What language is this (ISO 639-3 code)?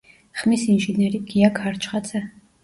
kat